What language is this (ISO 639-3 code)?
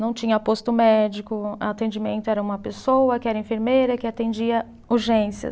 por